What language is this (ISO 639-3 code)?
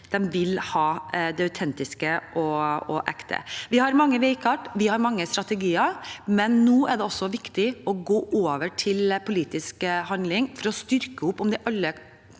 nor